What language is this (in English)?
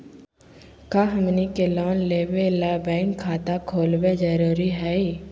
Magahi